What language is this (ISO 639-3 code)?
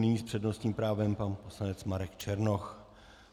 ces